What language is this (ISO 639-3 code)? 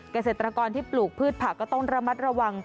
tha